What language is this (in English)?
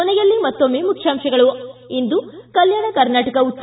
Kannada